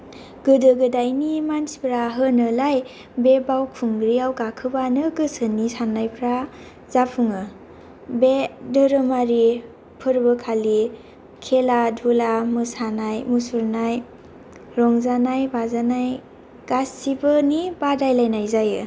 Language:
Bodo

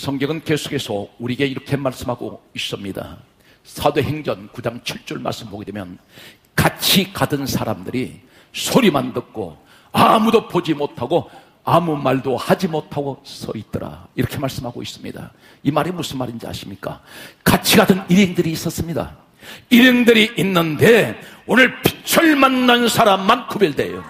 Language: Korean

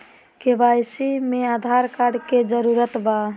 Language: Magahi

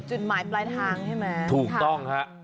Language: Thai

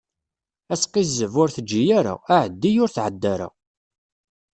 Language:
Kabyle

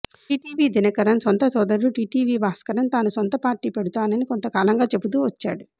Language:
Telugu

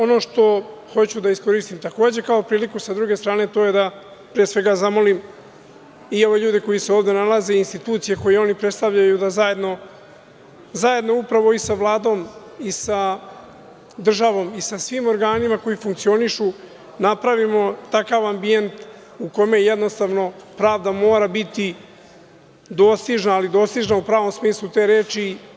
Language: Serbian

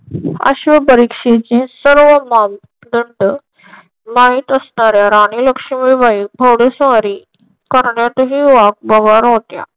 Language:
Marathi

